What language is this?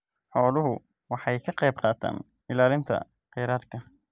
Somali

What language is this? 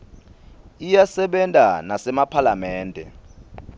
Swati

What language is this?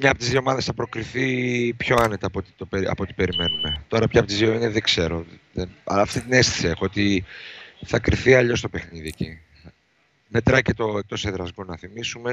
Greek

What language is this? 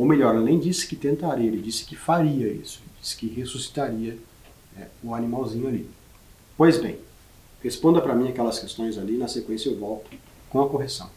Portuguese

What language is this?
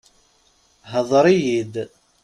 Kabyle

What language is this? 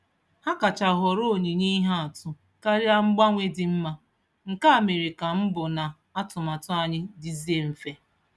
Igbo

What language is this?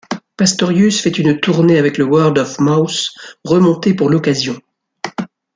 French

